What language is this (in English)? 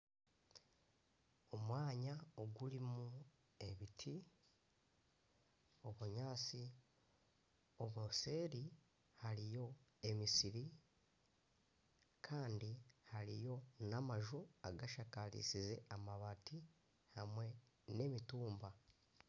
Nyankole